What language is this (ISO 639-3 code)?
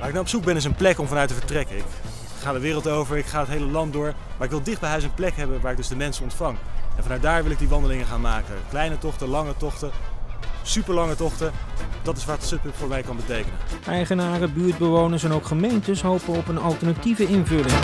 nld